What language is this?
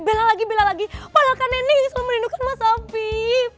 Indonesian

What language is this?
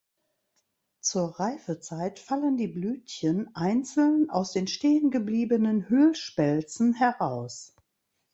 German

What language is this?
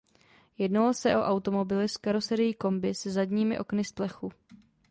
Czech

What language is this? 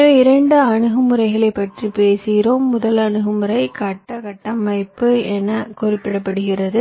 Tamil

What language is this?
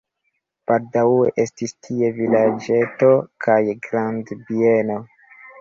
Esperanto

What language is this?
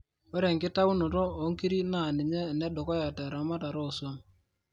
Masai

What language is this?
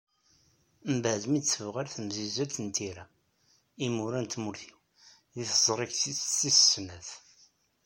Kabyle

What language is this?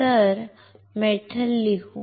Marathi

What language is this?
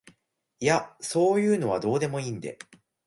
Japanese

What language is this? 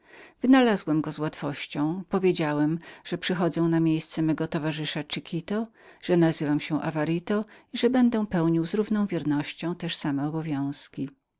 Polish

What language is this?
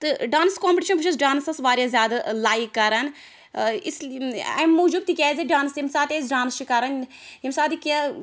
Kashmiri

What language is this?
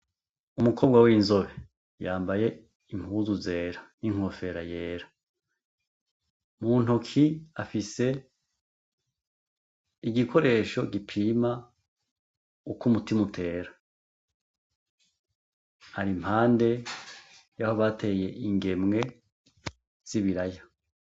Rundi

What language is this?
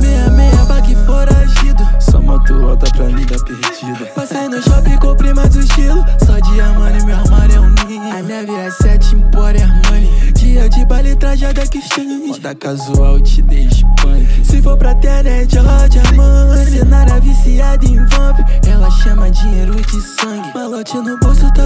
Portuguese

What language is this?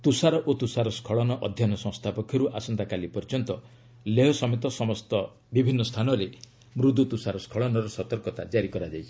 Odia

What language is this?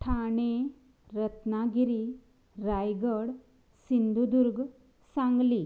Konkani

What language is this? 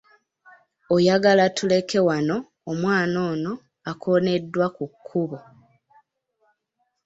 Ganda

